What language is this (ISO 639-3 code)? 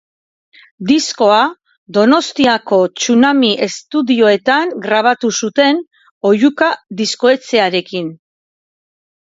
eus